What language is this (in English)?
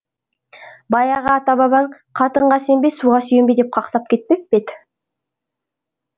Kazakh